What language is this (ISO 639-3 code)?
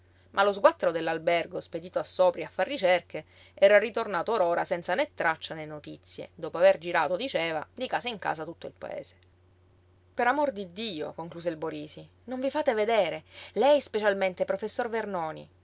ita